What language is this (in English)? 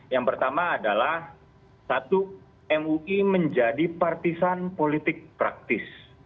Indonesian